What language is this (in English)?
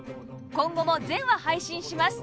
Japanese